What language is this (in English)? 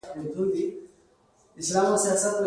Pashto